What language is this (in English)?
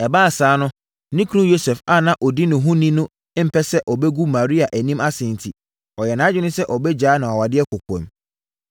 Akan